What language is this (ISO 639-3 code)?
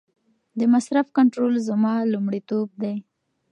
pus